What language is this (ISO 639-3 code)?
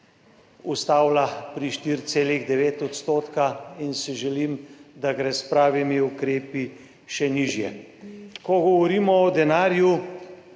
slv